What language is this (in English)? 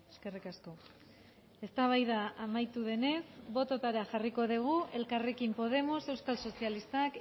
Basque